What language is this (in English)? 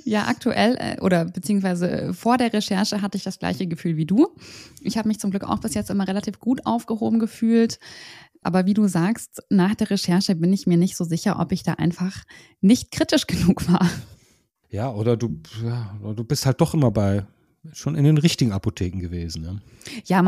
German